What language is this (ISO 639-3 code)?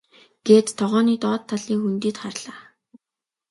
mon